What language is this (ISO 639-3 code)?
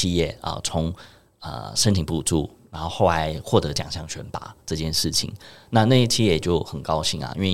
zho